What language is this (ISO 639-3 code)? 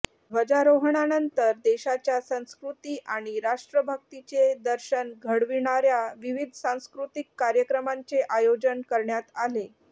mar